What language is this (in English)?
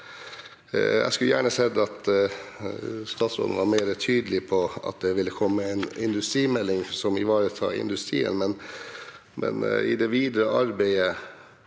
Norwegian